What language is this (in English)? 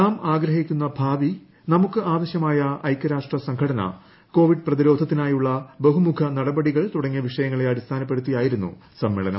Malayalam